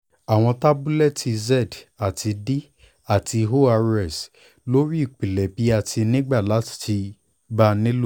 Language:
Yoruba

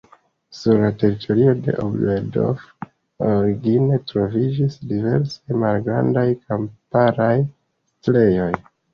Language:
Esperanto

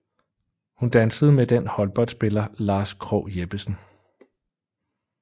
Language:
Danish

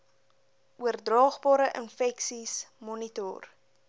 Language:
Afrikaans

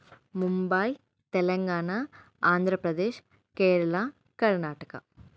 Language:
Telugu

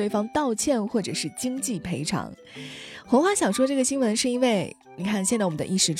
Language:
Chinese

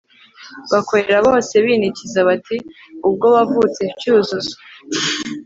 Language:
Kinyarwanda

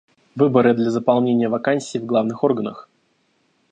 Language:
Russian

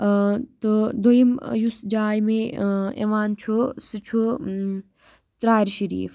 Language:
Kashmiri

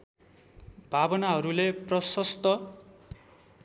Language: Nepali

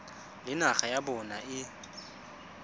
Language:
Tswana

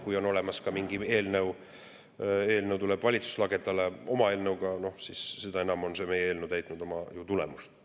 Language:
Estonian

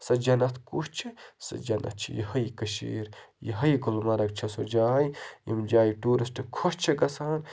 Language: Kashmiri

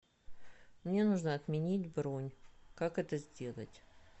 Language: Russian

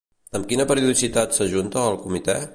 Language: Catalan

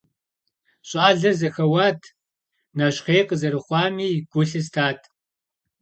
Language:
Kabardian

